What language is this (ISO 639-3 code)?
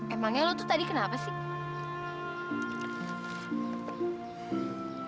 ind